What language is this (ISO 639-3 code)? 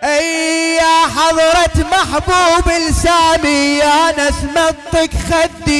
ara